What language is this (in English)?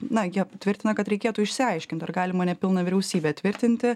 Lithuanian